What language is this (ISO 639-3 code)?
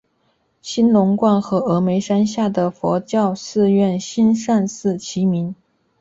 zho